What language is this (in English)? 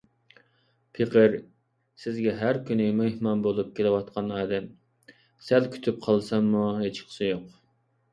Uyghur